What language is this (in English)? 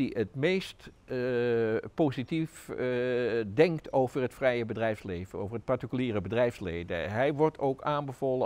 Dutch